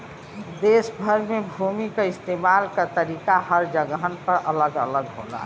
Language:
Bhojpuri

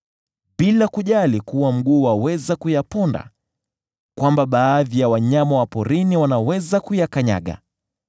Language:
Swahili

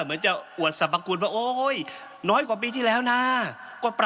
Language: Thai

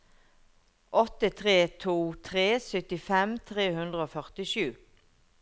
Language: Norwegian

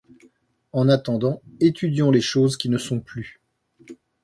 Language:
French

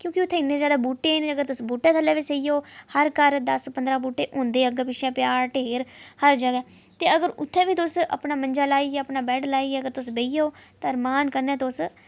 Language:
Dogri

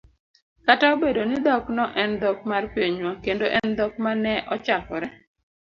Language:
Luo (Kenya and Tanzania)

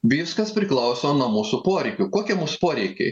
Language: Lithuanian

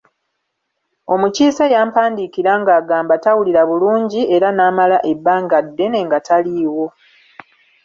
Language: Ganda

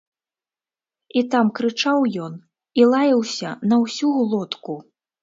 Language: Belarusian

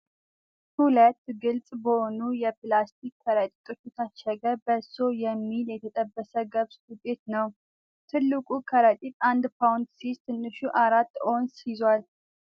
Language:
Amharic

